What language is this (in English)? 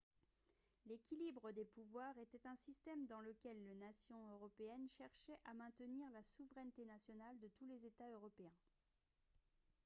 French